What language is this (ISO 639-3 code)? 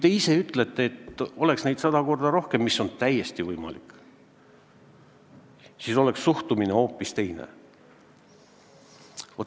est